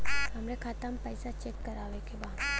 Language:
Bhojpuri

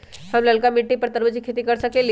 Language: Magahi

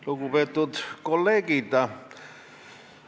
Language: Estonian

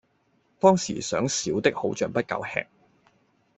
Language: Cantonese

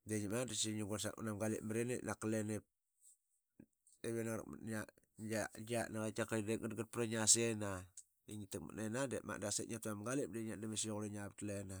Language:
Qaqet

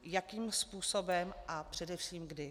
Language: Czech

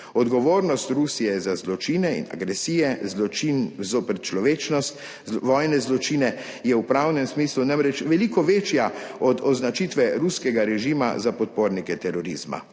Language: Slovenian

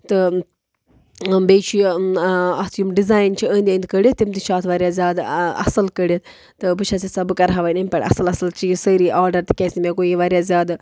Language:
Kashmiri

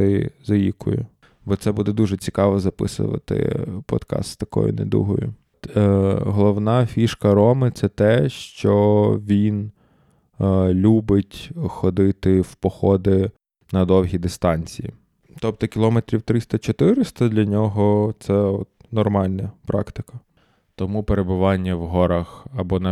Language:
Ukrainian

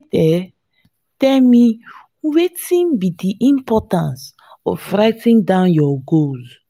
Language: Nigerian Pidgin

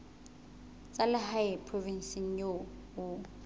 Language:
Southern Sotho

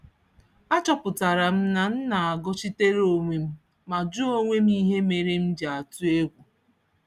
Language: Igbo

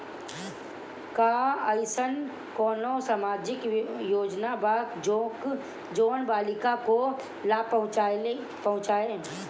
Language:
Bhojpuri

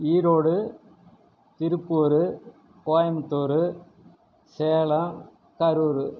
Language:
Tamil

